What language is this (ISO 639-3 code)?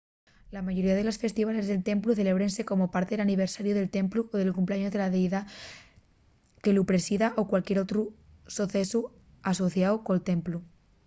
ast